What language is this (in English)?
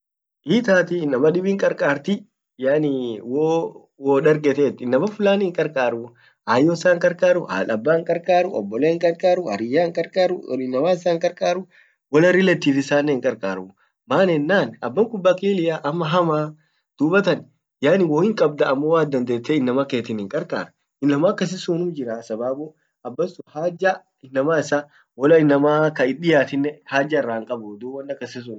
Orma